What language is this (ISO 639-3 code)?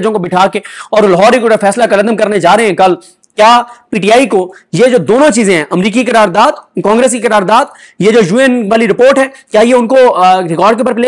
hin